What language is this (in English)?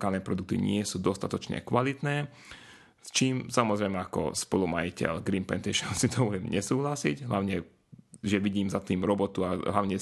Slovak